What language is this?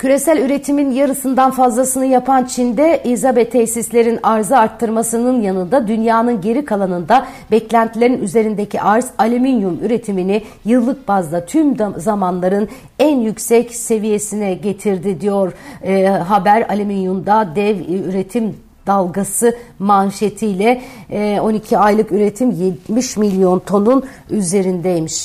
Turkish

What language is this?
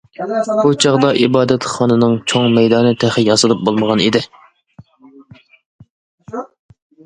Uyghur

